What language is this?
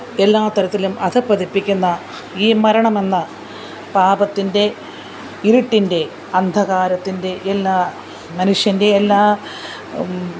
Malayalam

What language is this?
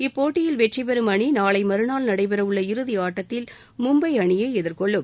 Tamil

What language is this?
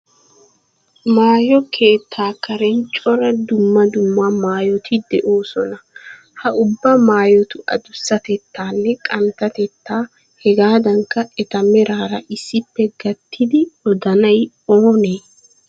Wolaytta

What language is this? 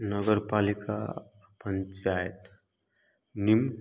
Hindi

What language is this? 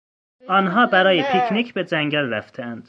Persian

